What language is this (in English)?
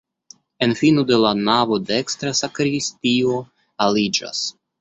Esperanto